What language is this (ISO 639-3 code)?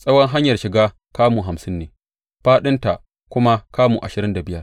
hau